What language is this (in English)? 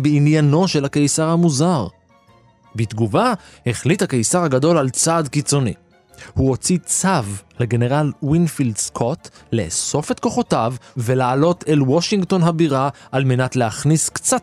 Hebrew